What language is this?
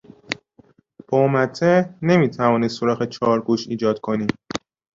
Persian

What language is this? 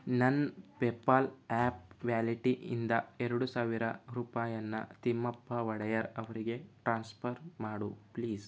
Kannada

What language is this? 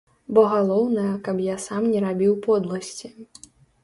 Belarusian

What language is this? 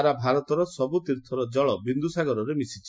Odia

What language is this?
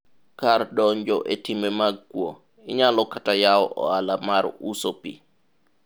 Luo (Kenya and Tanzania)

